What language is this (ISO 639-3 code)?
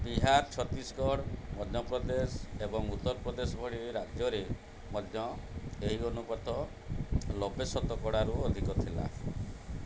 ori